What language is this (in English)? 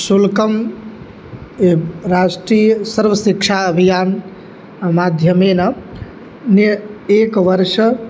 Sanskrit